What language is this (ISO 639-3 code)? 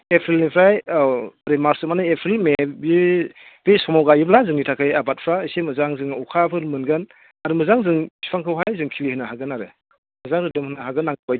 brx